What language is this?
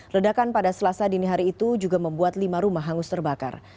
Indonesian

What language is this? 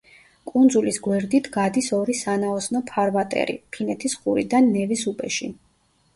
Georgian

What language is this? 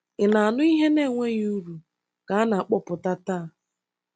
Igbo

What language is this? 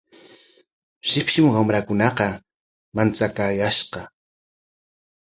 Corongo Ancash Quechua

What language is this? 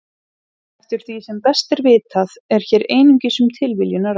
Icelandic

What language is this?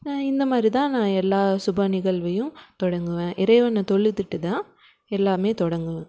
Tamil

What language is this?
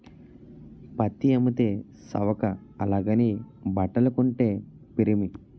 Telugu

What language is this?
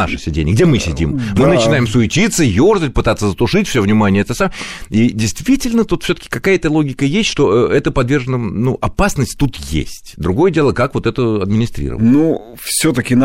Russian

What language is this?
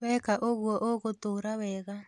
Kikuyu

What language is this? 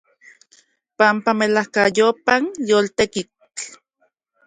Central Puebla Nahuatl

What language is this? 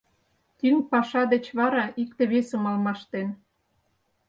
Mari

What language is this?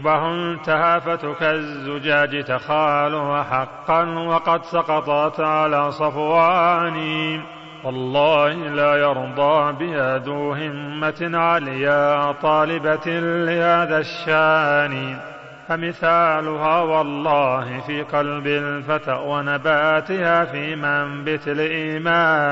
Arabic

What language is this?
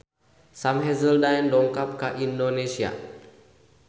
Sundanese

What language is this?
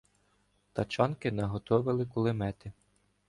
Ukrainian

